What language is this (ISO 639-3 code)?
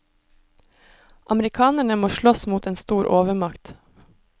nor